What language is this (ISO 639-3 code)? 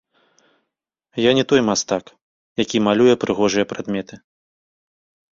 bel